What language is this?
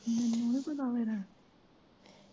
Punjabi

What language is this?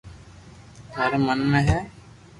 Loarki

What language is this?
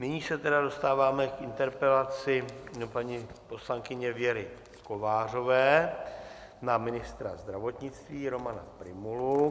Czech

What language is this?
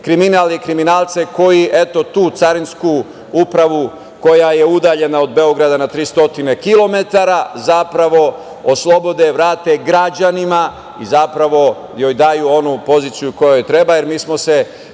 Serbian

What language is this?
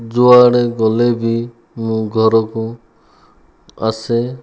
Odia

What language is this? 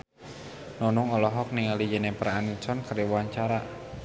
Sundanese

